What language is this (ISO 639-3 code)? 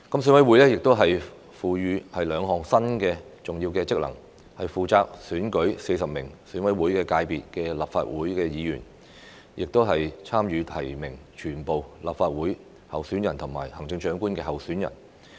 yue